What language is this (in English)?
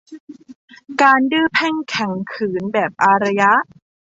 Thai